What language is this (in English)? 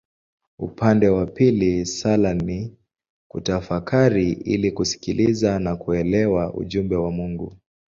Swahili